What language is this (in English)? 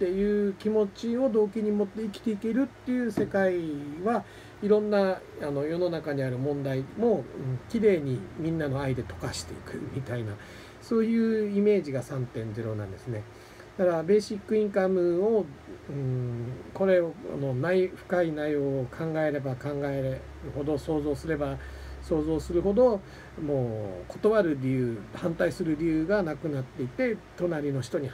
Japanese